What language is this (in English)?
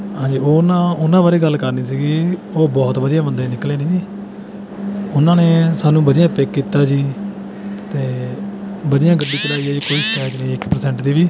Punjabi